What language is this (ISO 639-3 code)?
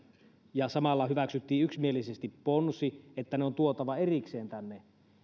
fin